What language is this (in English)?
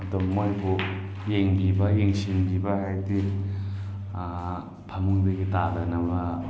Manipuri